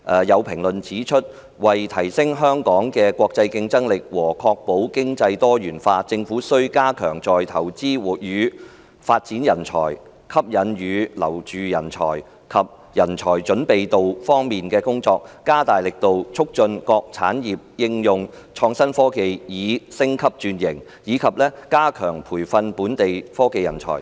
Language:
Cantonese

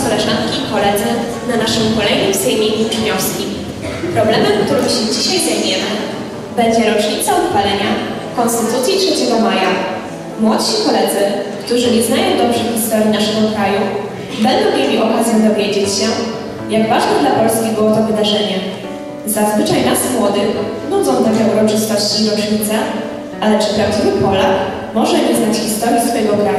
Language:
Polish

